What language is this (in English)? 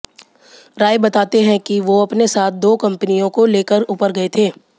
Hindi